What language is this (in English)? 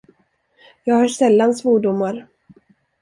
Swedish